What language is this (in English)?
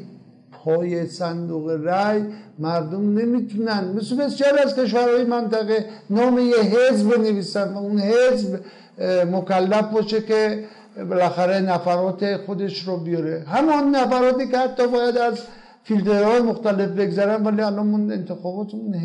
Persian